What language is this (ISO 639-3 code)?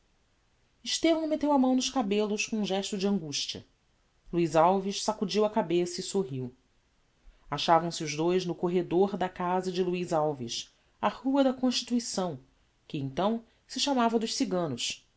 por